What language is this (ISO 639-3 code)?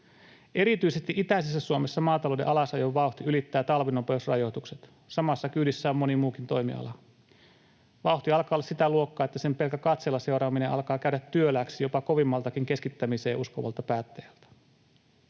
fin